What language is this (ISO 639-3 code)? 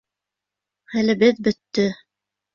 bak